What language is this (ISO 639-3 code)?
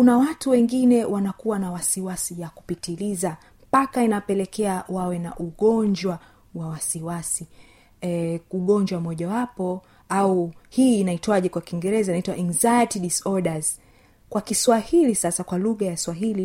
swa